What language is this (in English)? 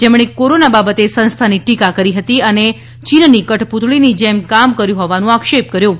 Gujarati